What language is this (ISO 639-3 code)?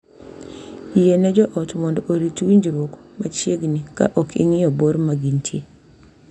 luo